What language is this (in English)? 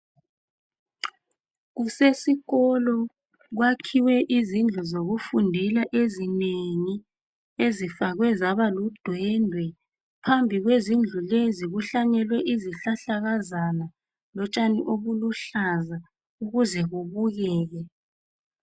North Ndebele